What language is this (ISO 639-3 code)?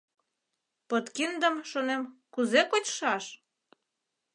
chm